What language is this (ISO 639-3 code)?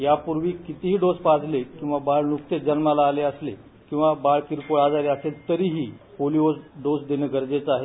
mar